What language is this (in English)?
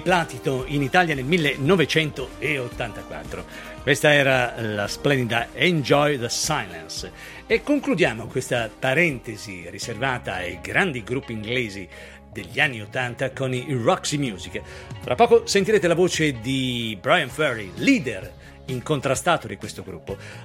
Italian